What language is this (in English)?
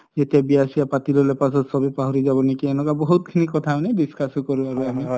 Assamese